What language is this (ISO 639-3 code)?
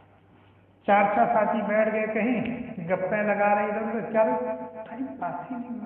ara